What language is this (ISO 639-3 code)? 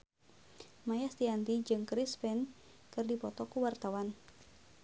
sun